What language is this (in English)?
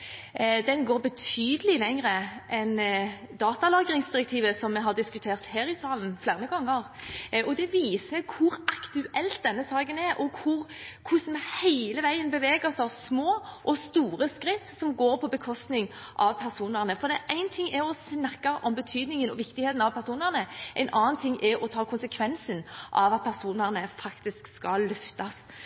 Norwegian Bokmål